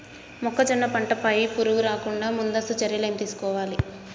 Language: Telugu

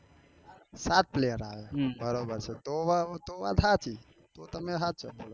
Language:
Gujarati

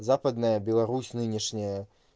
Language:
Russian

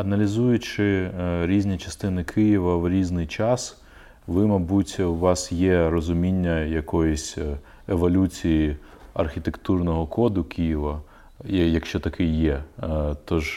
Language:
Ukrainian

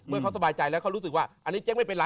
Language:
Thai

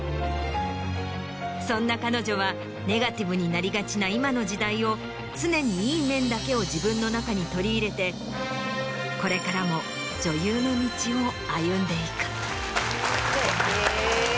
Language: Japanese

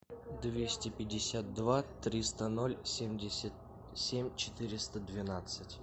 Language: Russian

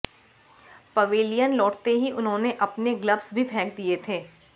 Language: Hindi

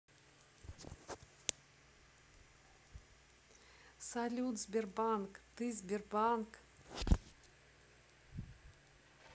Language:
Russian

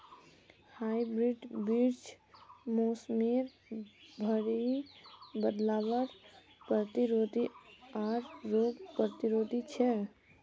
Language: Magahi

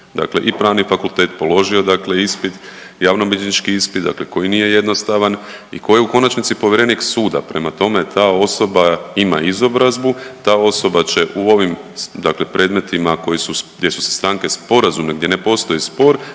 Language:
Croatian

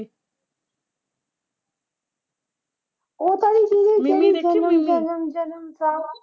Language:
Punjabi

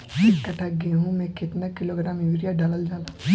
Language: Bhojpuri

